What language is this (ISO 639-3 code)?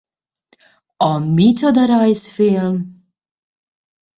hun